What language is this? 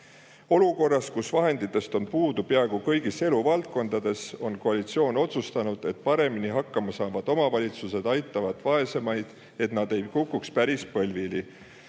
Estonian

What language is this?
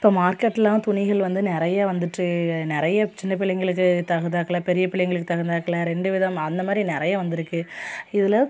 Tamil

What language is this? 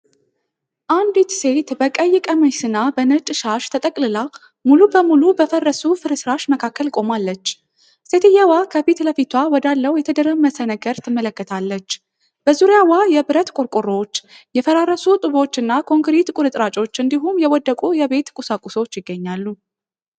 Amharic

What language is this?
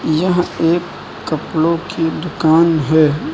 Hindi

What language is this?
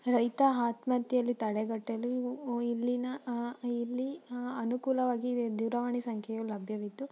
Kannada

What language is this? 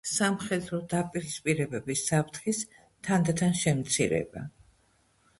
Georgian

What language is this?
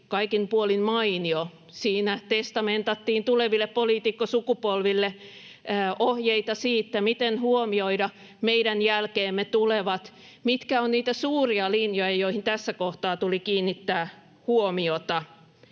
Finnish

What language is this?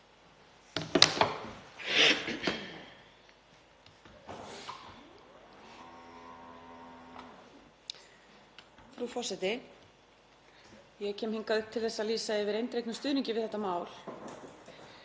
Icelandic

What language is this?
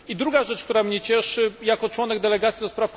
Polish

